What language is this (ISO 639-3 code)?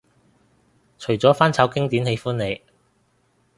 yue